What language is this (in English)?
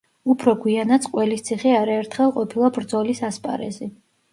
Georgian